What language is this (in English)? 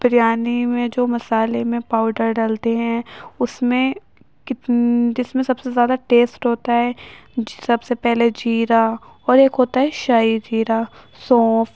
Urdu